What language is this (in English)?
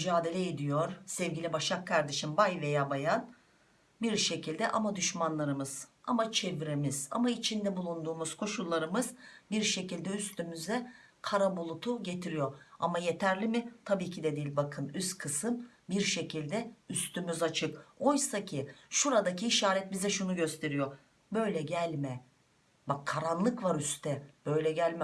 Turkish